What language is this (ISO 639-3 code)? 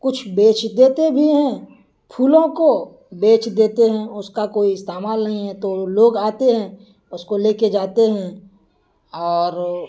urd